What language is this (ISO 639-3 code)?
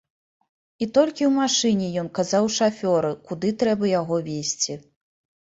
bel